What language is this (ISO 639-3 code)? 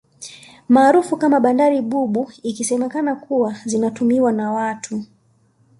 swa